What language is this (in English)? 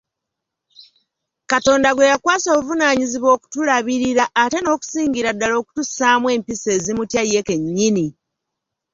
Ganda